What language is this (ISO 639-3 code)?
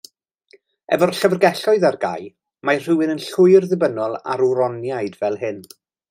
cym